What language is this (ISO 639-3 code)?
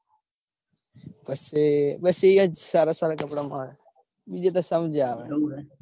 guj